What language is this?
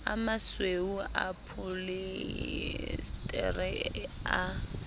Southern Sotho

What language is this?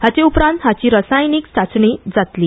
Konkani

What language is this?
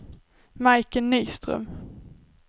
Swedish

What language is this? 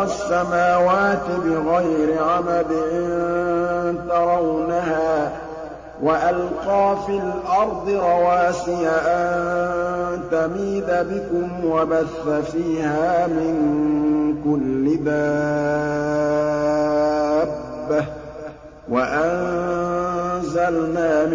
Arabic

